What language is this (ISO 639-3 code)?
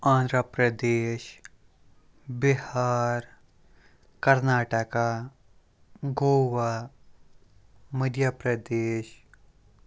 kas